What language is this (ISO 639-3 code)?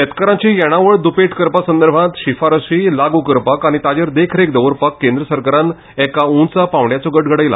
kok